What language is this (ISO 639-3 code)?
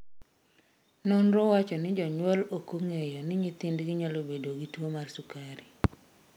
luo